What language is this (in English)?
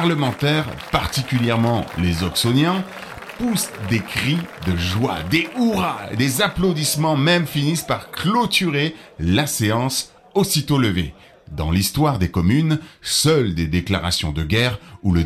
French